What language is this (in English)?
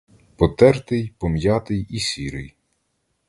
Ukrainian